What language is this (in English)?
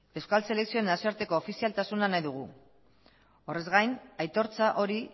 Basque